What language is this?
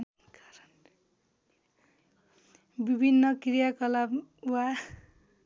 Nepali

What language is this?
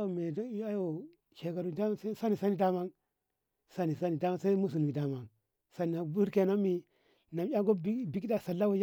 Ngamo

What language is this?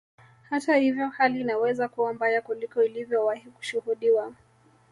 Swahili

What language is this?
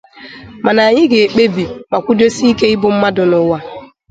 Igbo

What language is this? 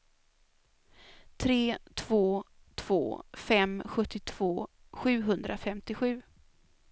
Swedish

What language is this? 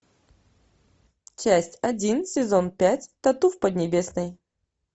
Russian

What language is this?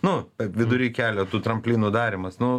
Lithuanian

